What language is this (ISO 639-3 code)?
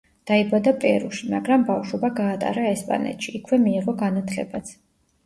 kat